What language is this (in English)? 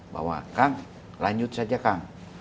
Indonesian